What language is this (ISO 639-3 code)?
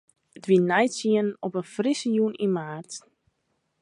fry